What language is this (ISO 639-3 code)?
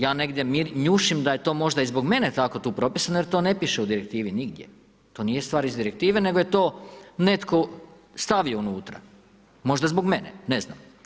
hrv